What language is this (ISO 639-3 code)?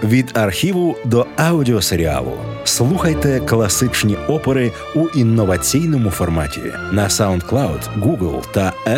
ukr